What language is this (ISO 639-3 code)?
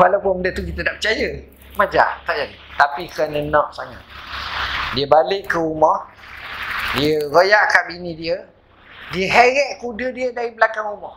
msa